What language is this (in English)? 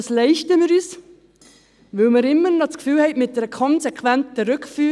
Swiss German